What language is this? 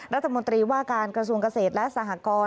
Thai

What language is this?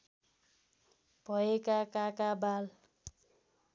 Nepali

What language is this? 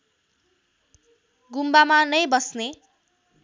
Nepali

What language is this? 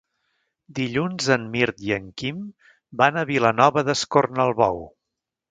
Catalan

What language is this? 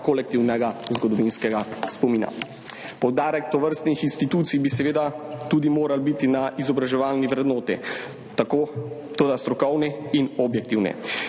Slovenian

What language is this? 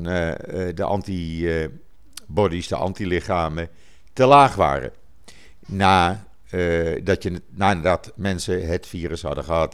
Dutch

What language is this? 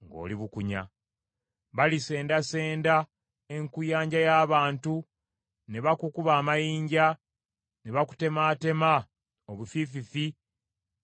Ganda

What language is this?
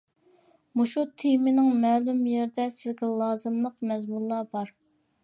Uyghur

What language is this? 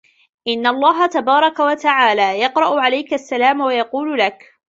Arabic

